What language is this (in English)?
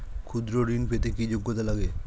Bangla